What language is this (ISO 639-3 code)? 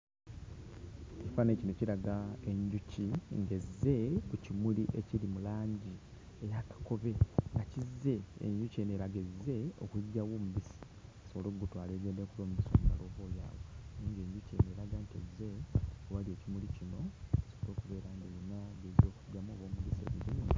lug